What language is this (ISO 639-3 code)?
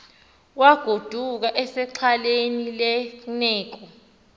xho